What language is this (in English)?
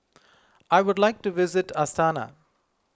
English